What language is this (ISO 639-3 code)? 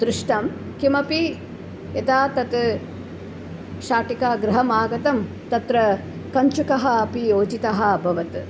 san